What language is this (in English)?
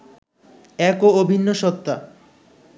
Bangla